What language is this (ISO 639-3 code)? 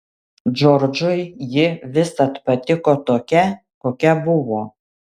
lit